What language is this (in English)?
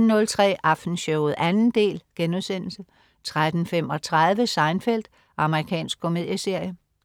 Danish